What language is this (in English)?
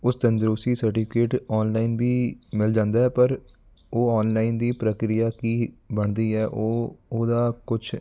Punjabi